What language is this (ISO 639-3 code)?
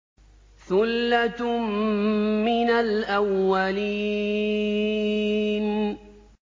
ara